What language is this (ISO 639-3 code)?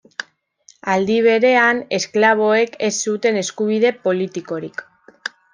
eus